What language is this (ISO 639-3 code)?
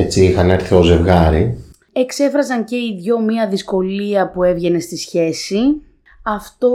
ell